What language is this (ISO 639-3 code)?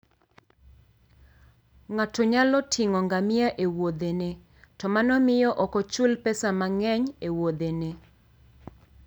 luo